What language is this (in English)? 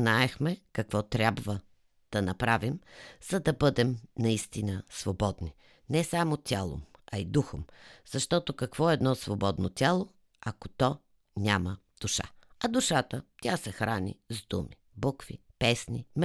Bulgarian